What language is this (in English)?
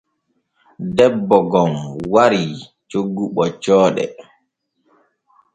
Borgu Fulfulde